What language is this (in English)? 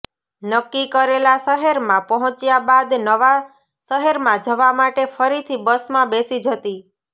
Gujarati